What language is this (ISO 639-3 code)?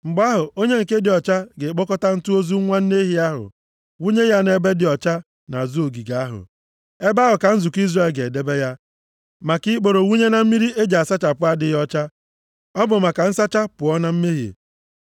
ibo